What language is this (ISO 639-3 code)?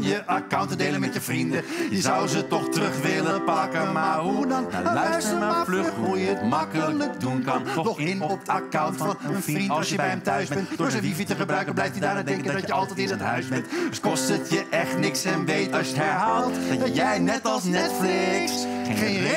nld